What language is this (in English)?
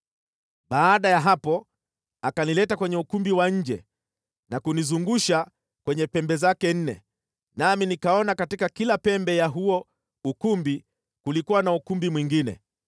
Swahili